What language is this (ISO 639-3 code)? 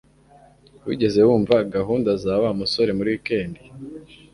kin